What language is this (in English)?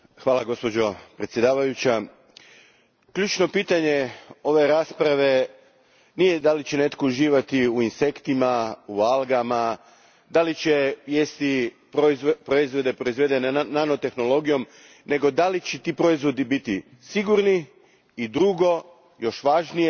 Croatian